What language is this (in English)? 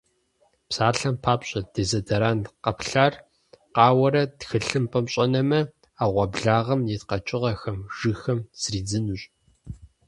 Kabardian